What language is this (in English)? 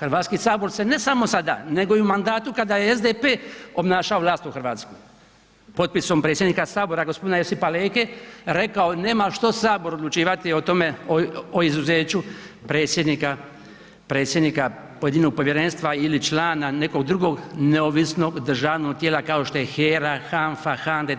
Croatian